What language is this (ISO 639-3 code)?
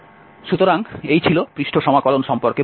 ben